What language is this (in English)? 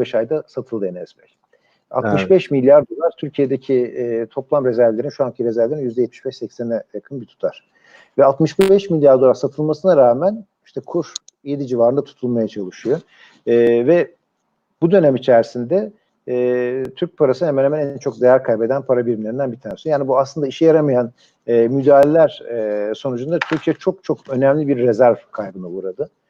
Turkish